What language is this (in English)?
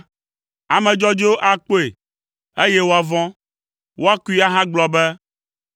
Ewe